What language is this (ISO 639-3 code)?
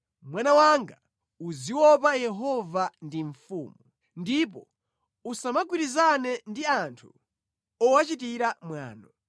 nya